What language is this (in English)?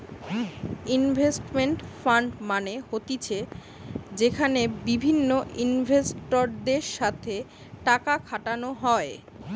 Bangla